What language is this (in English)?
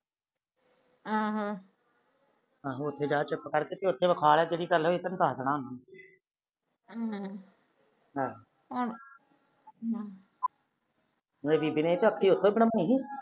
Punjabi